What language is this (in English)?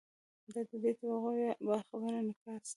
Pashto